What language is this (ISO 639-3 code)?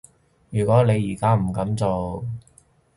yue